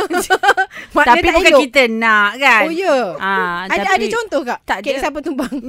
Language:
Malay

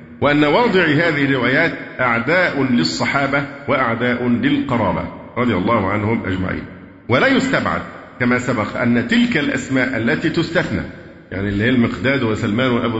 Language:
Arabic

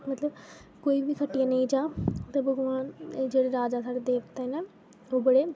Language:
Dogri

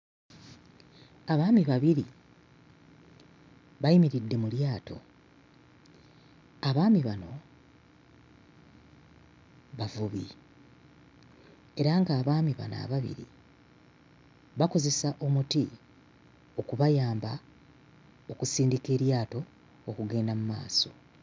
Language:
Ganda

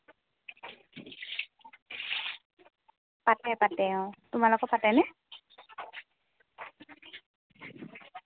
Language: Assamese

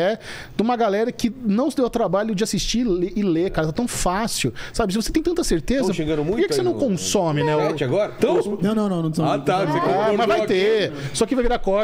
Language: Portuguese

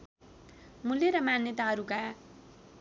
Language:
Nepali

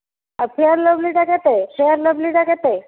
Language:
Odia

